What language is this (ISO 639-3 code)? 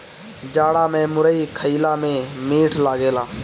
bho